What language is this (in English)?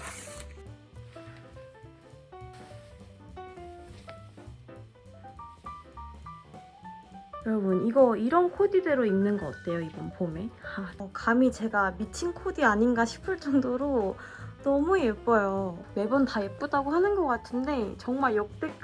Korean